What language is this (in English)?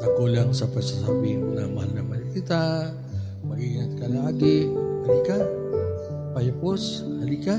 Filipino